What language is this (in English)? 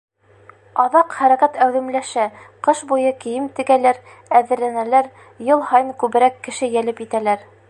Bashkir